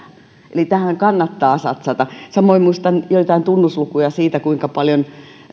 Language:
Finnish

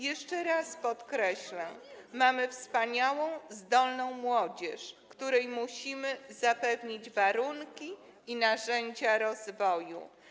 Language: Polish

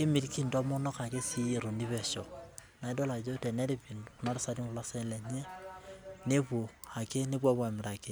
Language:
Masai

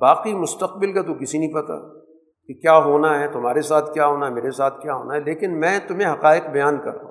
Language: Urdu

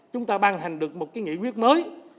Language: Vietnamese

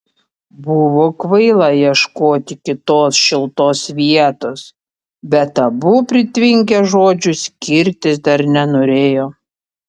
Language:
Lithuanian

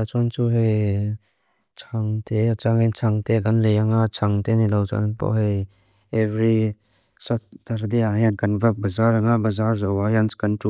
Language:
Mizo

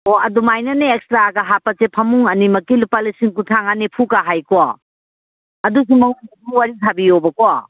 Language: Manipuri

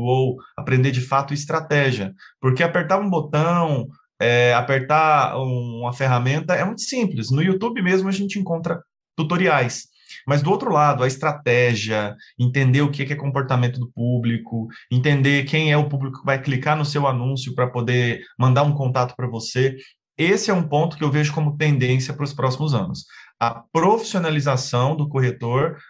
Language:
Portuguese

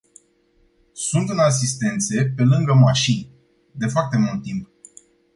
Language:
Romanian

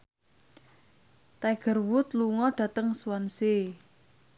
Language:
Javanese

